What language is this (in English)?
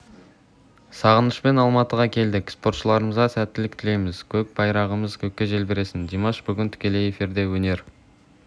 Kazakh